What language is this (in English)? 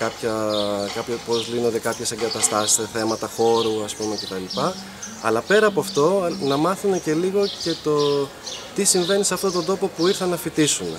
Greek